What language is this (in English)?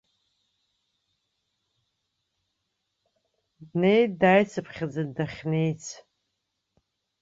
Abkhazian